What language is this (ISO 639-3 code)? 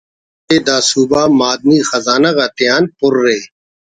brh